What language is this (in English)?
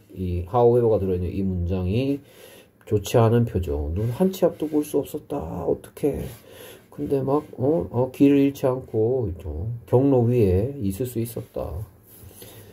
Korean